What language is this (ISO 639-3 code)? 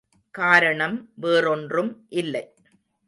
tam